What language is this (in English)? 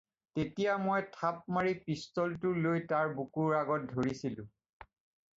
Assamese